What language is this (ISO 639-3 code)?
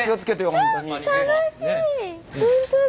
jpn